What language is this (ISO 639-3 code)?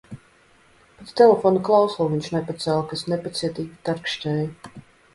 lav